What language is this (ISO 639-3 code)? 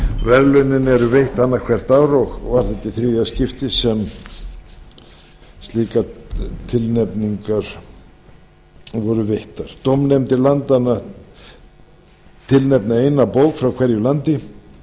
isl